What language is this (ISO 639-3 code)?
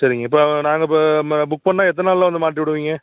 tam